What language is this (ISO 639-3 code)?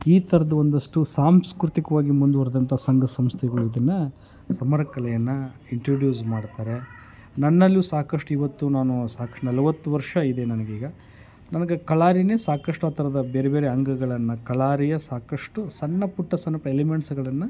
kan